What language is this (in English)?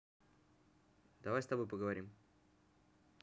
Russian